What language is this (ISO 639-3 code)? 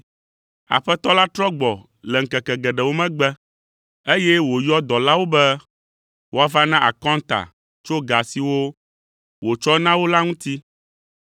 ewe